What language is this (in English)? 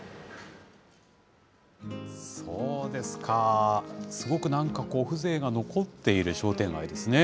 Japanese